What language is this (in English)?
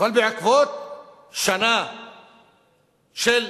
Hebrew